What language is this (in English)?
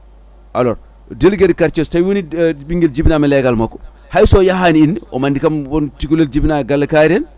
Fula